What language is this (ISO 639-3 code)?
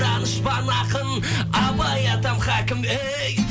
kaz